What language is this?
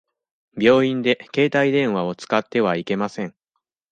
Japanese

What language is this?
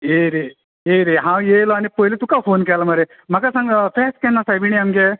Konkani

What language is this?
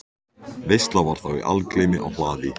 Icelandic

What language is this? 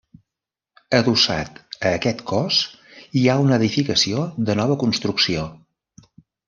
Catalan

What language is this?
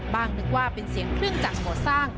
Thai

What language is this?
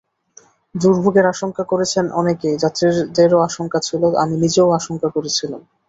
Bangla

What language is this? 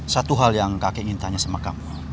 Indonesian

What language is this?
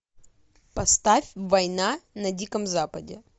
Russian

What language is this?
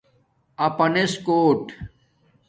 Domaaki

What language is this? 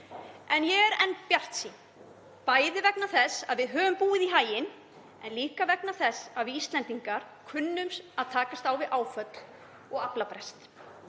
Icelandic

